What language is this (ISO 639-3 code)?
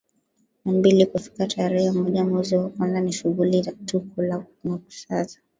swa